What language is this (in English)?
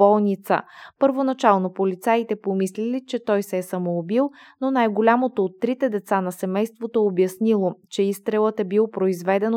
Bulgarian